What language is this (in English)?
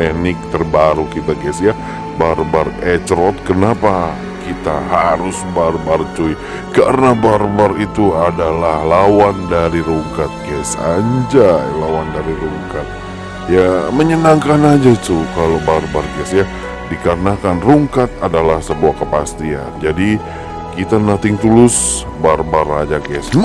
Indonesian